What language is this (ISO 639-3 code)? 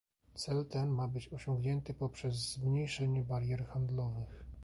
pol